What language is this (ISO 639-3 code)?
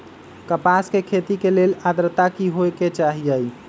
mag